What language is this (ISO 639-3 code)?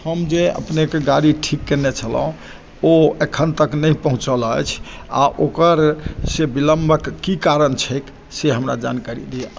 mai